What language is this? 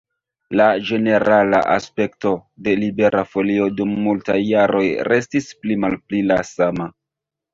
Esperanto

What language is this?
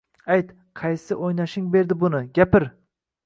Uzbek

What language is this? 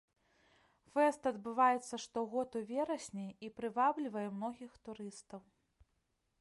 Belarusian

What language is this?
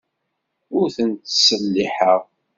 Kabyle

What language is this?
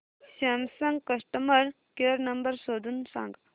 Marathi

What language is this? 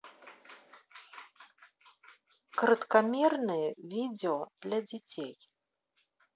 Russian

